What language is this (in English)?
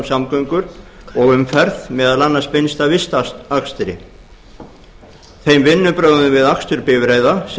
Icelandic